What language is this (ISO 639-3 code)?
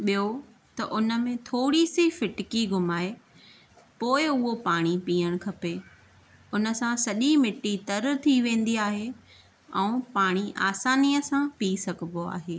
snd